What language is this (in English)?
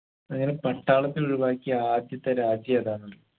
Malayalam